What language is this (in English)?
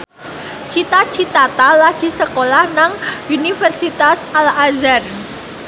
Javanese